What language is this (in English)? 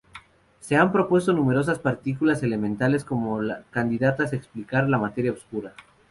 Spanish